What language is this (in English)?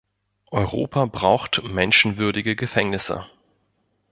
German